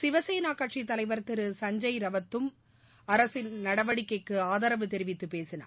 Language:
Tamil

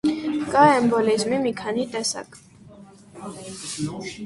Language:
Armenian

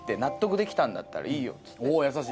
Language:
Japanese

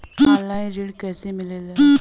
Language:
Bhojpuri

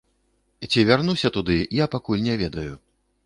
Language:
Belarusian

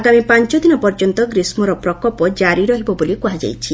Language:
Odia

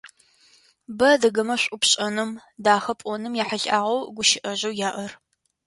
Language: Adyghe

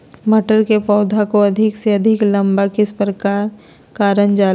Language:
Magahi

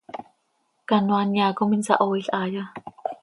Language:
Seri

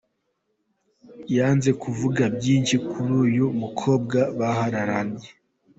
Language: Kinyarwanda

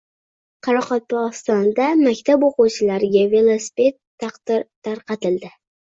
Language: Uzbek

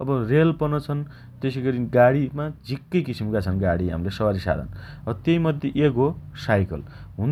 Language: Dotyali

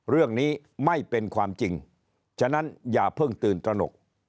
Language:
Thai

